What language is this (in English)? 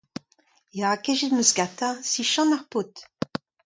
Breton